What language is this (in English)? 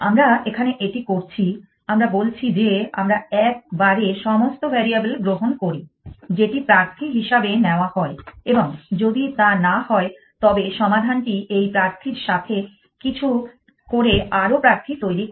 Bangla